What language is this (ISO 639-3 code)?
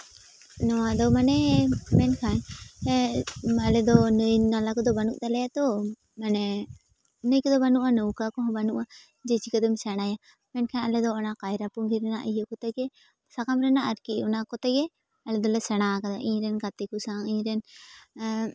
sat